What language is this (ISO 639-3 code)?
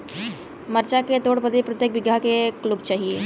bho